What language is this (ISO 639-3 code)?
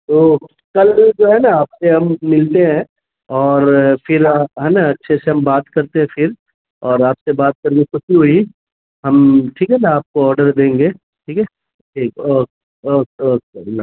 urd